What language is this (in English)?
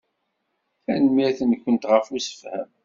Kabyle